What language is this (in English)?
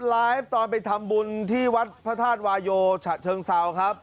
Thai